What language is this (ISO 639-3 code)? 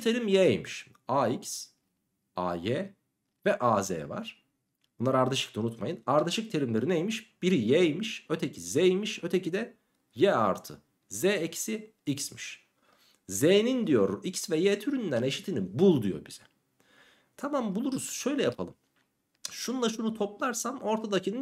tur